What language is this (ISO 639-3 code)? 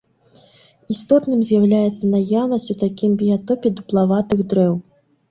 bel